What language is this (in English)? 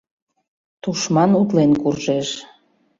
Mari